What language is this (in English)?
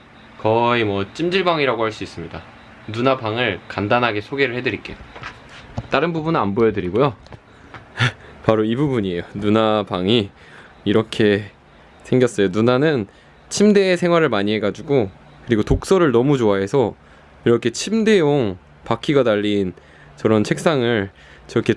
Korean